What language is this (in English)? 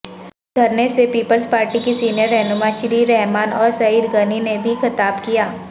Urdu